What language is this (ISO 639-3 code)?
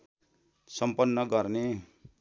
nep